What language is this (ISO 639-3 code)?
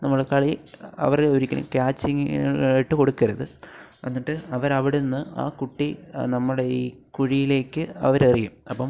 mal